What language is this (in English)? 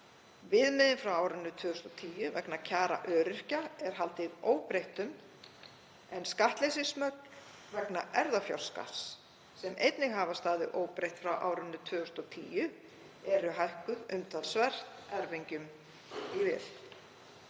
Icelandic